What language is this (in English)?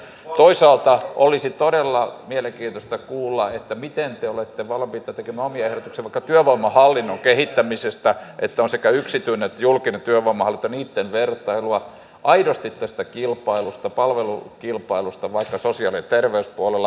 Finnish